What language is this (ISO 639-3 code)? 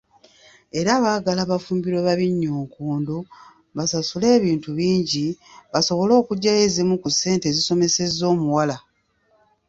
lug